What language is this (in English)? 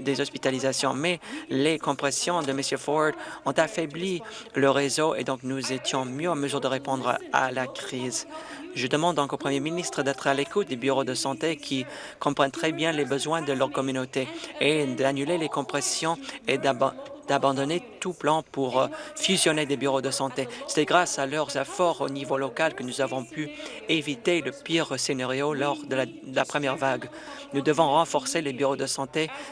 French